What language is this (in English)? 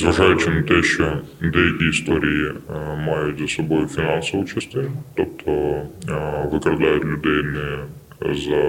Ukrainian